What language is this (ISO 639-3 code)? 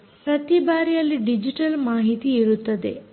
kan